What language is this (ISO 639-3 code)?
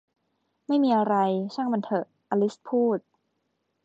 tha